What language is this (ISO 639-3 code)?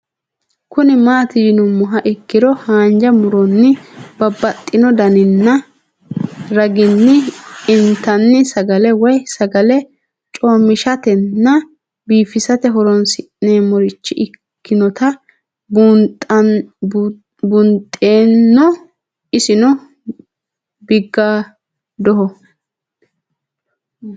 sid